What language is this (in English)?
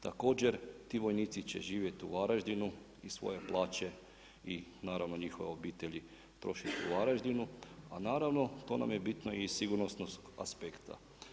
Croatian